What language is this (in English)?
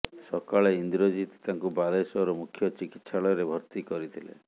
Odia